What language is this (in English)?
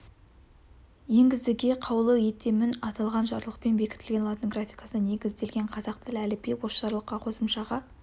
Kazakh